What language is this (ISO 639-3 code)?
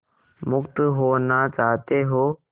hin